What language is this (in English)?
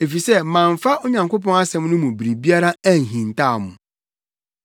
Akan